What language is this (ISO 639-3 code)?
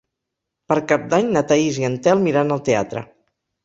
cat